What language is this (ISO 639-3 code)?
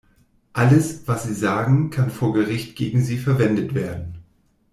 deu